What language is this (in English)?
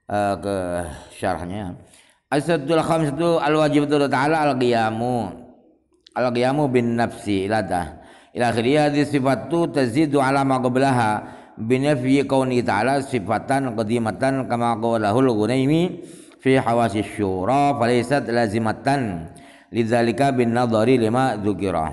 Indonesian